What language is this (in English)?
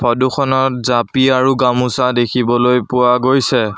Assamese